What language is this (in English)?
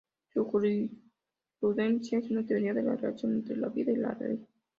Spanish